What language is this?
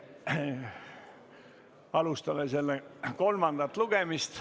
Estonian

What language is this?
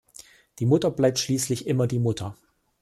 German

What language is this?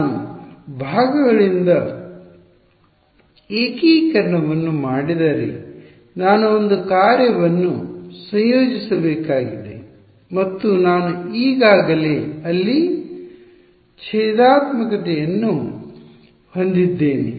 Kannada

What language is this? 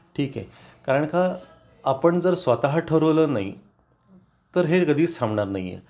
Marathi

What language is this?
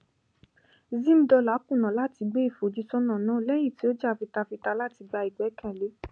Yoruba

